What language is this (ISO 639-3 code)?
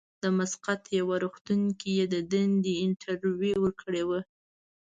pus